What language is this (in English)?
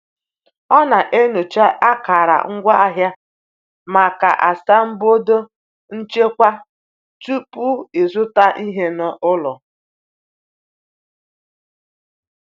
Igbo